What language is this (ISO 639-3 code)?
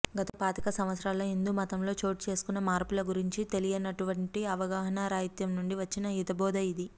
tel